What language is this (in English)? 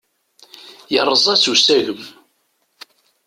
Kabyle